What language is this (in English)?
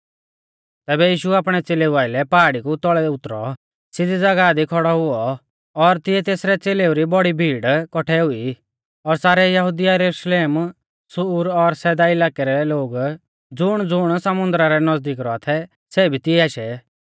Mahasu Pahari